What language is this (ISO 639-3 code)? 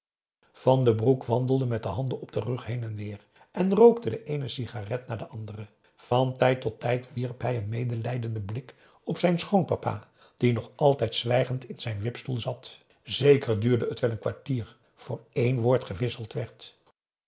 nld